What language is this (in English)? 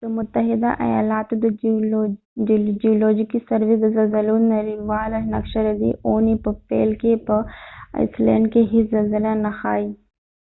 Pashto